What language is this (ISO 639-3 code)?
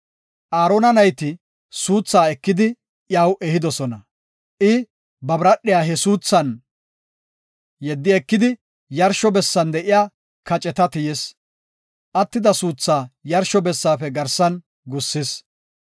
gof